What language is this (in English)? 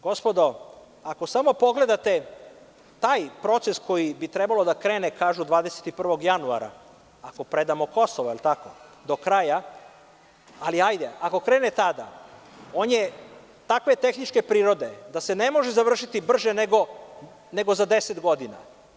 Serbian